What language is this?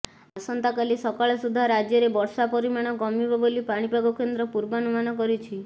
Odia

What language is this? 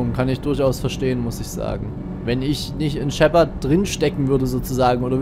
German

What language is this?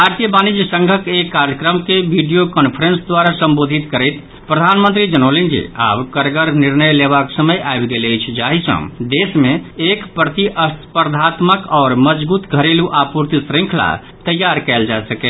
Maithili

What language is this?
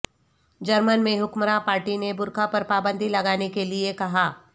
Urdu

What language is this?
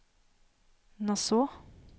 Norwegian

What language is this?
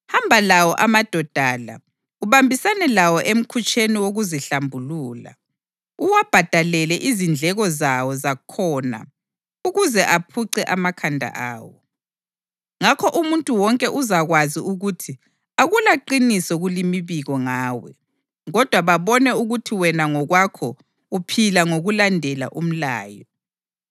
North Ndebele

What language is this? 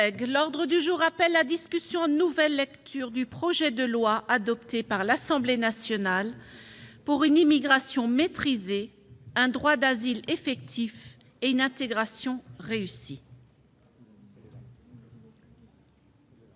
French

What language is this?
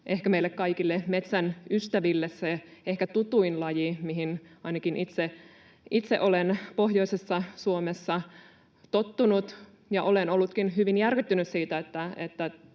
Finnish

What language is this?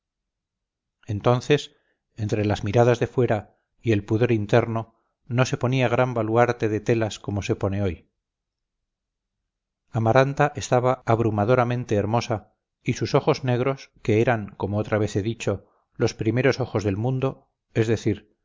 Spanish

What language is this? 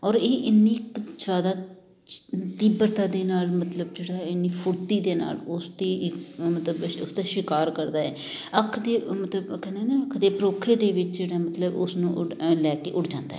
Punjabi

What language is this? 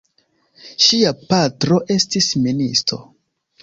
Esperanto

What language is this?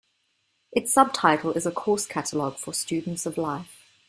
English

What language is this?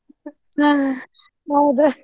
Kannada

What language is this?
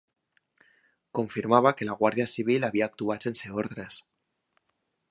Catalan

